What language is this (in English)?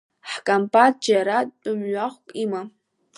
Abkhazian